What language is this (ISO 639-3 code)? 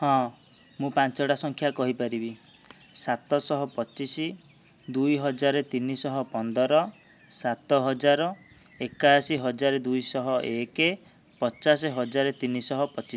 ori